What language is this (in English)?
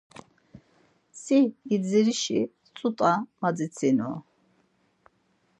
Laz